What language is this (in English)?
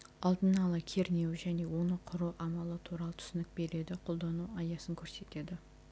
Kazakh